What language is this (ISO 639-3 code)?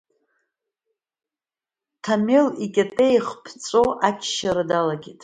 abk